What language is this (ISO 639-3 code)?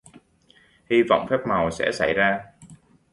vie